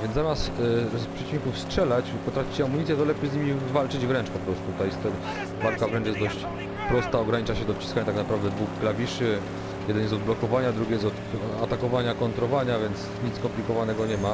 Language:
Polish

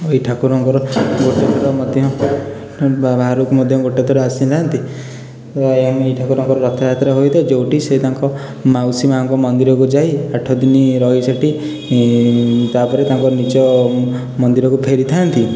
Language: Odia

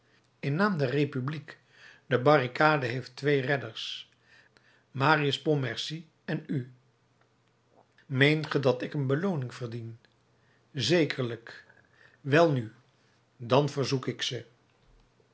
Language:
Dutch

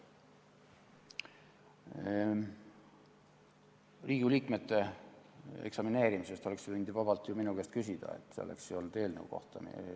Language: Estonian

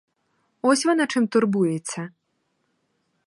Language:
Ukrainian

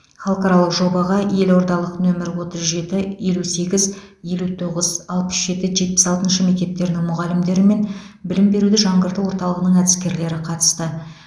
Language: Kazakh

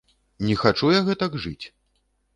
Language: Belarusian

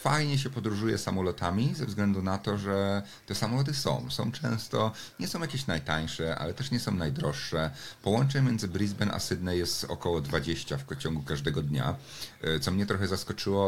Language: Polish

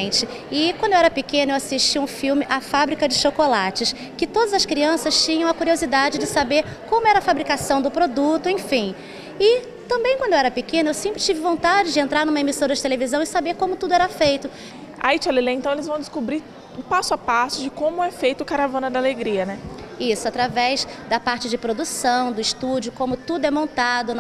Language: Portuguese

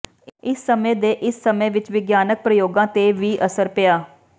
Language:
Punjabi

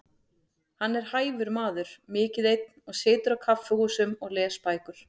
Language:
Icelandic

